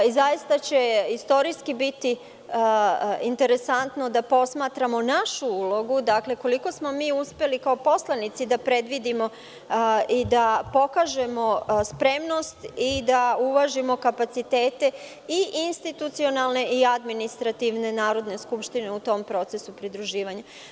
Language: Serbian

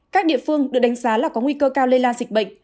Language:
Vietnamese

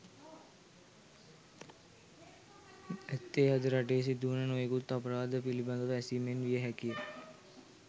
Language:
Sinhala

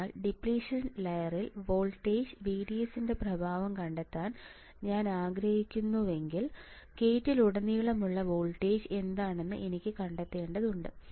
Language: Malayalam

